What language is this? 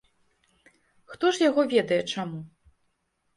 Belarusian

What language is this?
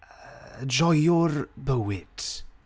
Welsh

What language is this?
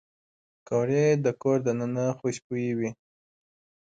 Pashto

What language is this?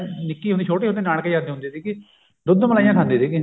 Punjabi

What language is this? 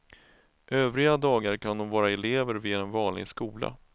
Swedish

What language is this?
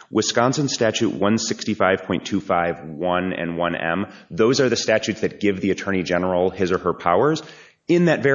English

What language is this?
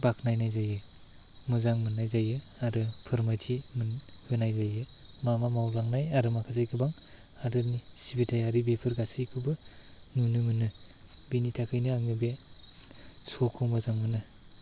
Bodo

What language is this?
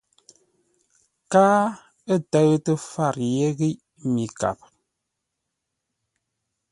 Ngombale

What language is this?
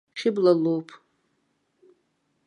Abkhazian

